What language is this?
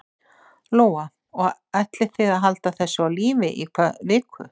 Icelandic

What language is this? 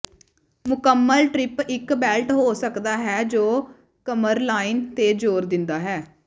Punjabi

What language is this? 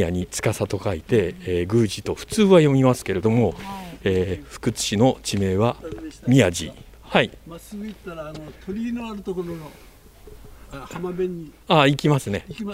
Japanese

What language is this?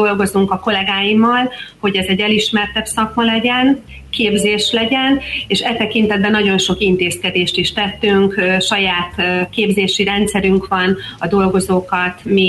Hungarian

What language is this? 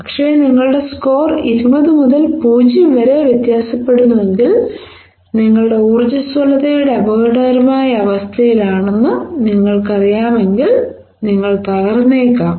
Malayalam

